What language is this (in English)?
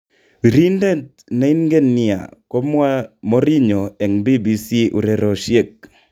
Kalenjin